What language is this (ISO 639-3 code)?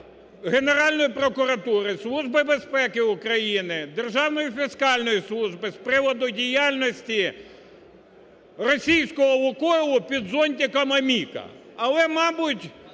ukr